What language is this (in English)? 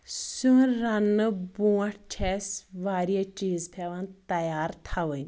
Kashmiri